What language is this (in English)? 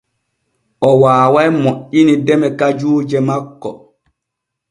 Borgu Fulfulde